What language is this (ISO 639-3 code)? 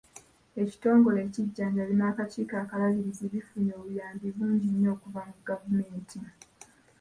lug